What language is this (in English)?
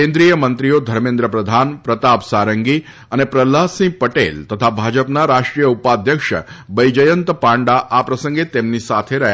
Gujarati